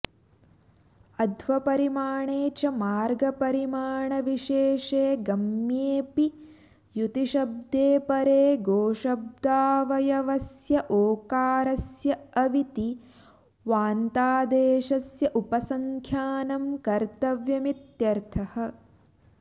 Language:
Sanskrit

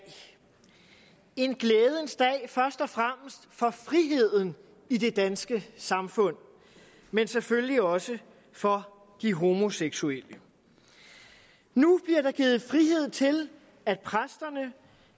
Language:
Danish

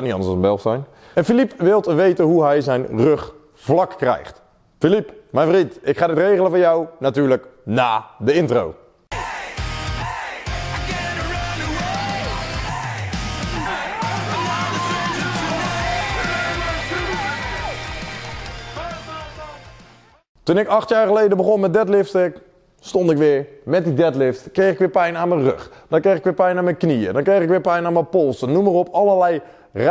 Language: Dutch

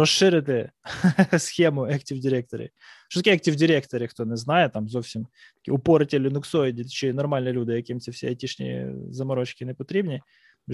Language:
Ukrainian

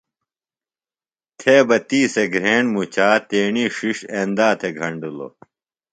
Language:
Phalura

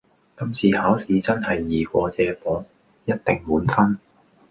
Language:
Cantonese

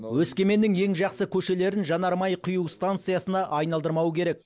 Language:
Kazakh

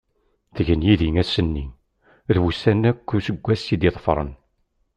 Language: Kabyle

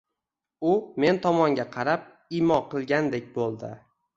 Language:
Uzbek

